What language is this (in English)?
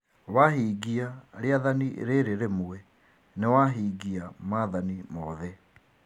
Kikuyu